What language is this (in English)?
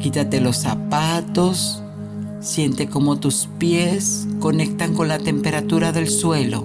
Spanish